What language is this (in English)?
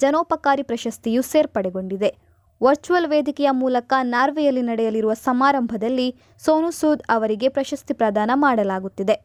Kannada